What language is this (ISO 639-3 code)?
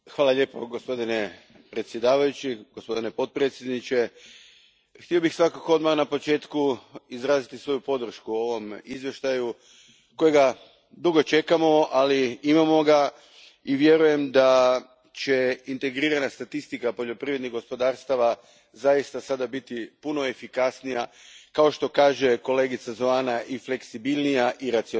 hrv